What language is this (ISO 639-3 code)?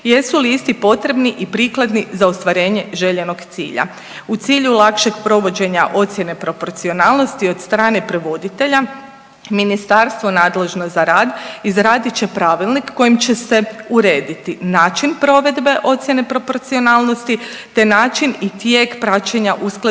hrv